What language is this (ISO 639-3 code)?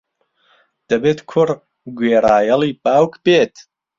ckb